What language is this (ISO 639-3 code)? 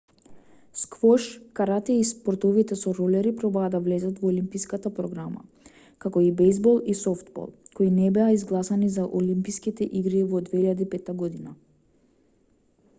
mkd